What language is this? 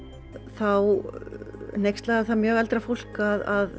Icelandic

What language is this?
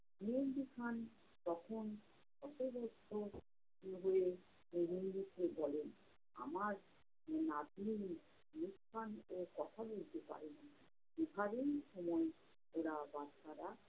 Bangla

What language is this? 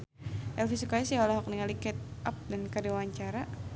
Sundanese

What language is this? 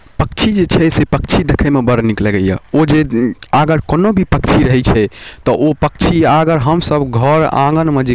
Maithili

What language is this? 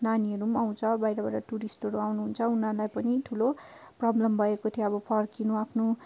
Nepali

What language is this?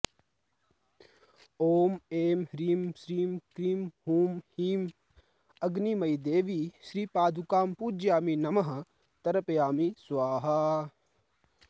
Sanskrit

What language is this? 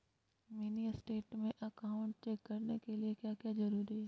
Magahi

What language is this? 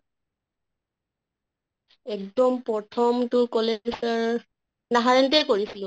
Assamese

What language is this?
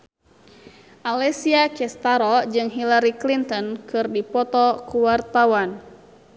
Sundanese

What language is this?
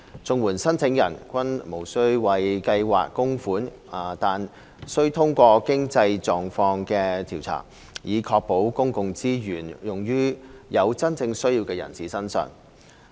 Cantonese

